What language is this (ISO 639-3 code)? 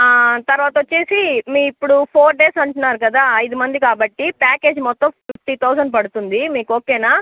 tel